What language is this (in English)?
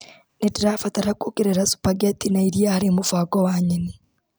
Kikuyu